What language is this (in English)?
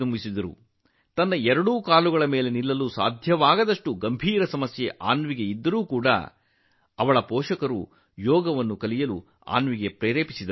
Kannada